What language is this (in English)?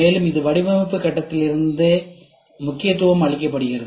Tamil